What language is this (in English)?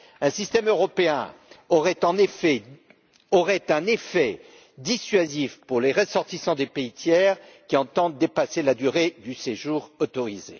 French